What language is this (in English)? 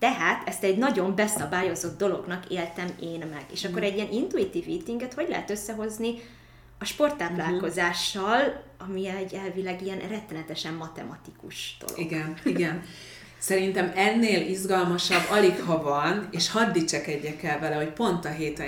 Hungarian